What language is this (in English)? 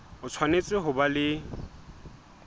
Southern Sotho